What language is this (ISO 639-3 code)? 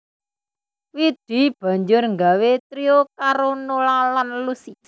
jav